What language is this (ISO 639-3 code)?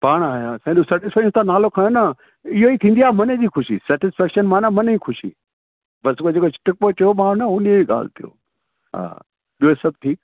snd